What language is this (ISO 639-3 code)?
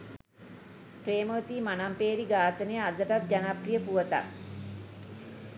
sin